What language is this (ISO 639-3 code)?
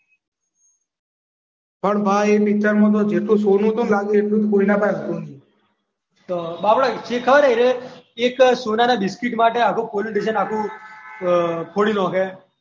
guj